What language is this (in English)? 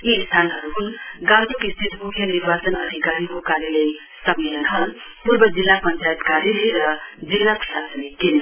Nepali